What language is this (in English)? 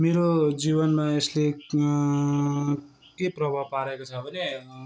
Nepali